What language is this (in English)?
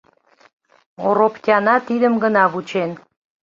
Mari